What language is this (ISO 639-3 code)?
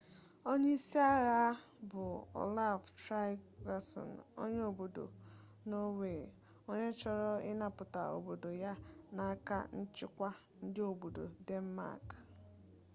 ibo